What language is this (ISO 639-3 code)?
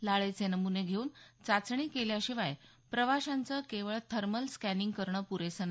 mar